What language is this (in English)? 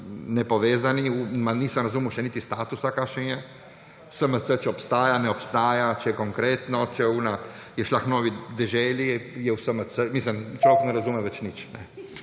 Slovenian